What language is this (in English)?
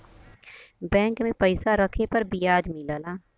Bhojpuri